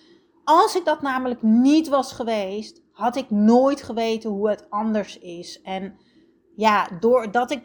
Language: Dutch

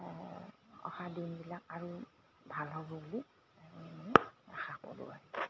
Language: Assamese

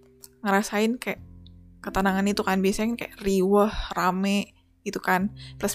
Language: Indonesian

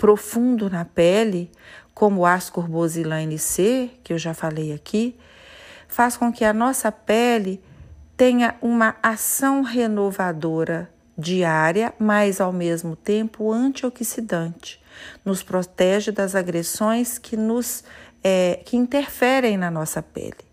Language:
Portuguese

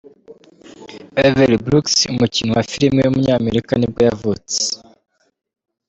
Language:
Kinyarwanda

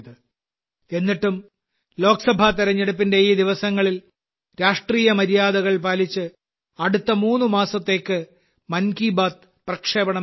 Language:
Malayalam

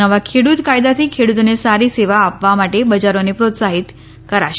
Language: Gujarati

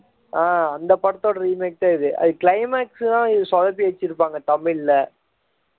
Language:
Tamil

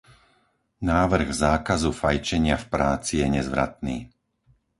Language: Slovak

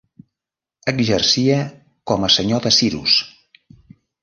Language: Catalan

